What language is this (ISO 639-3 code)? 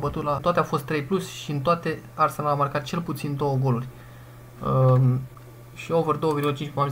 ron